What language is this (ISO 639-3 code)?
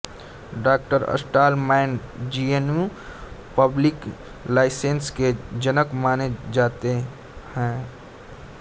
hin